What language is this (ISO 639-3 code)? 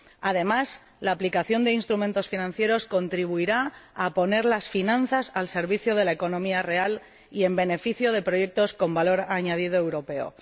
spa